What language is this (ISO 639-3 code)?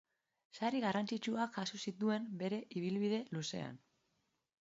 eus